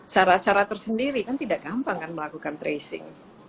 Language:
Indonesian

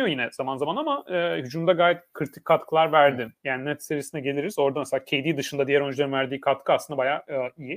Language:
Turkish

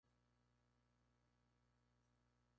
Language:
Spanish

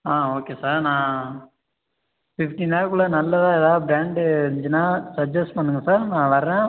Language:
Tamil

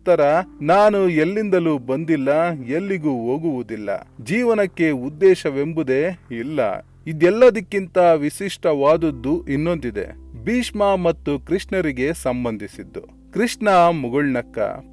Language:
Kannada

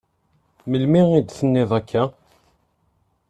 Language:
Kabyle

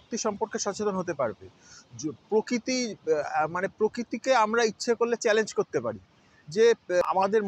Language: Bangla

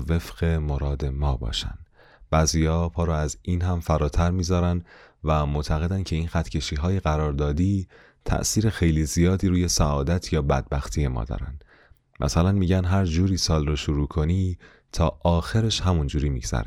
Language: Persian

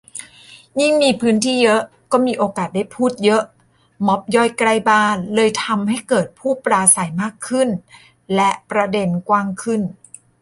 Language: Thai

